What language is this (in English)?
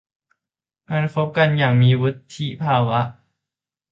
Thai